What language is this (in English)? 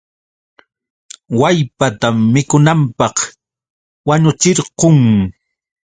Yauyos Quechua